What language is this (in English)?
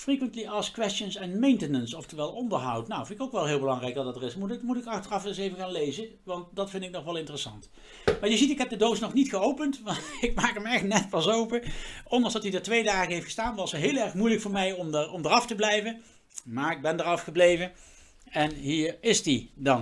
Dutch